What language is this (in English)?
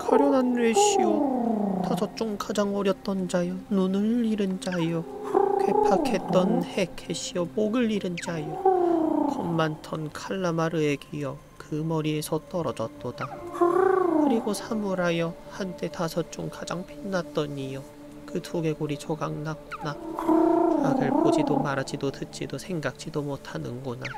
Korean